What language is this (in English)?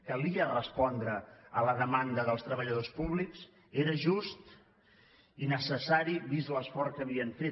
Catalan